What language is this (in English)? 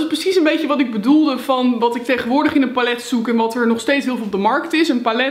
Dutch